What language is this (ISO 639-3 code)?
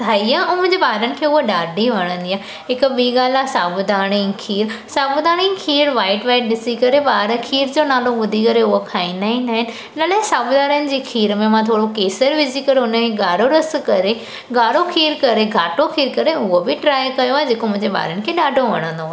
snd